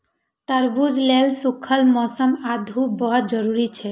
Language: Maithili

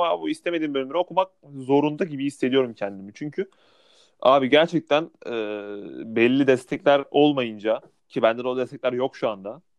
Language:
Turkish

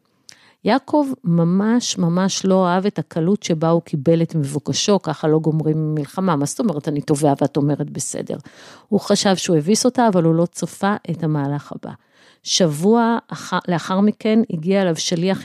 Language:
Hebrew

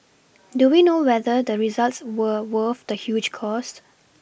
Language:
English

